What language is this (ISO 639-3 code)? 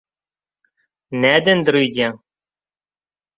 tuk